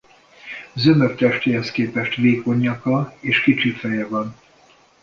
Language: Hungarian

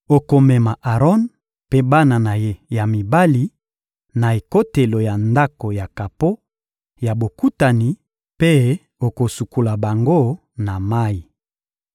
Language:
Lingala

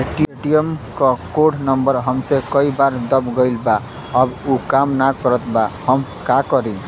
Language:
Bhojpuri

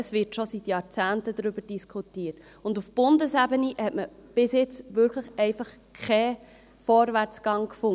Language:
Swiss German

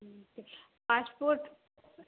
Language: Maithili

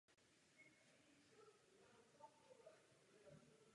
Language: Czech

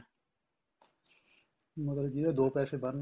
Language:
Punjabi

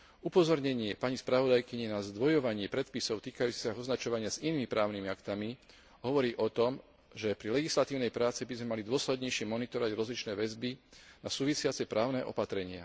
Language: Slovak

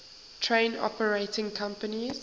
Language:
English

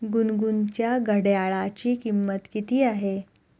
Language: Marathi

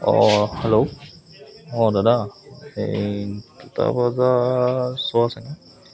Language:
Assamese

